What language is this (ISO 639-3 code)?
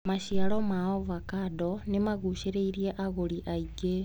kik